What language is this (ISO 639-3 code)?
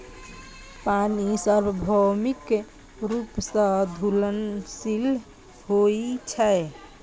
mai